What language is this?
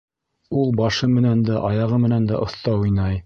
Bashkir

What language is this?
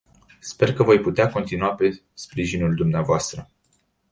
Romanian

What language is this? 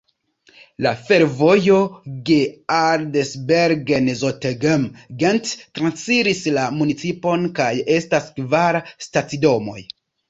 Esperanto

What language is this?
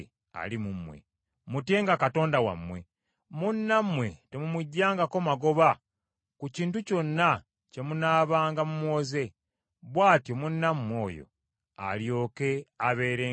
Ganda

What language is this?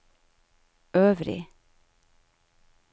Norwegian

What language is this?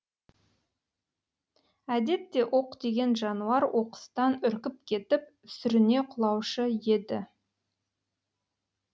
Kazakh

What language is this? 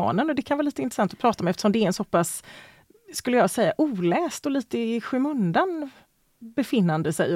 Swedish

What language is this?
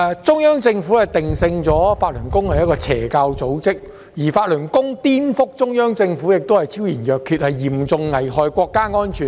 Cantonese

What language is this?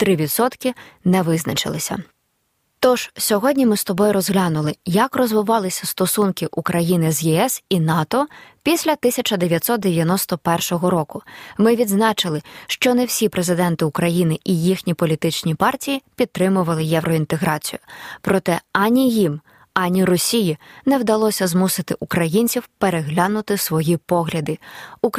Ukrainian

